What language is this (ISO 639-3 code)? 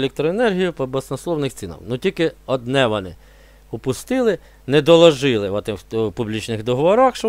ukr